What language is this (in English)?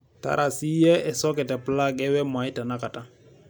Masai